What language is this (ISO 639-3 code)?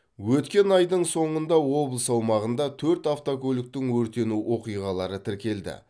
kaz